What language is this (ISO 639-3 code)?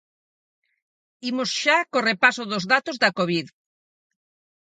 glg